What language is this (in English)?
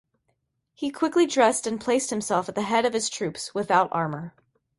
English